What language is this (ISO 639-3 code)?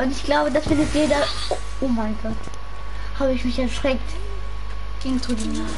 deu